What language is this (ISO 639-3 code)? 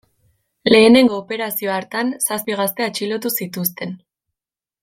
eus